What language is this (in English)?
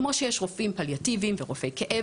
Hebrew